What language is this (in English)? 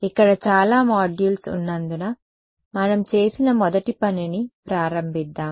Telugu